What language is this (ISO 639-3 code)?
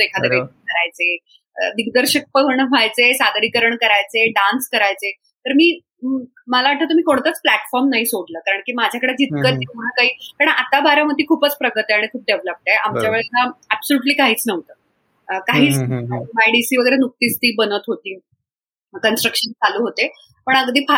mar